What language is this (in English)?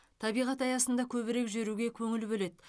Kazakh